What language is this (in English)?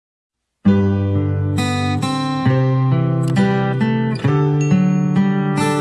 Indonesian